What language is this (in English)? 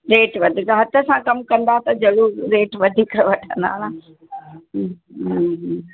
Sindhi